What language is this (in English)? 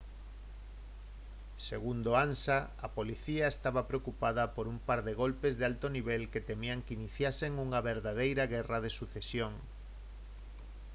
Galician